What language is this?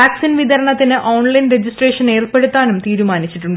Malayalam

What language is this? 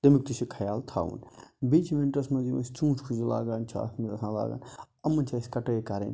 Kashmiri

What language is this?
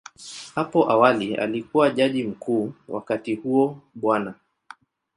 Swahili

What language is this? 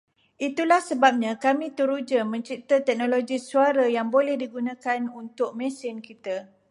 Malay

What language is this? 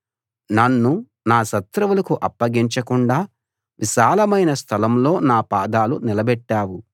Telugu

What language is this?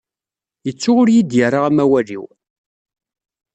Kabyle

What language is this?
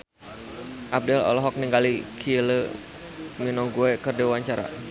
Sundanese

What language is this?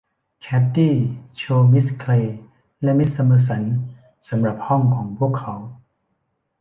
Thai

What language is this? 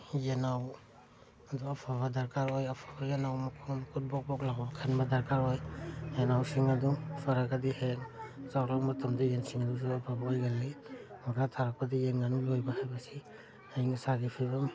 Manipuri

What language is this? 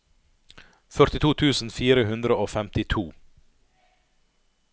Norwegian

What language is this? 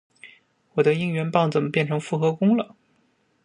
Chinese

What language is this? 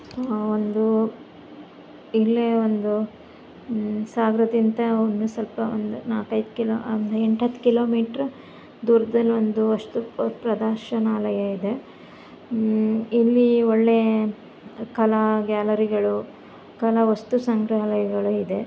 Kannada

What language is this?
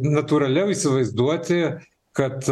Lithuanian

